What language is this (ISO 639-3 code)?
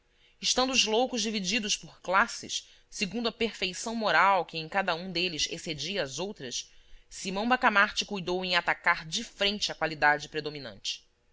por